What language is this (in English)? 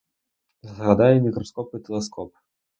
Ukrainian